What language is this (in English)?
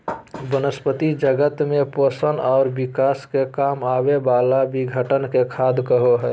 Magahi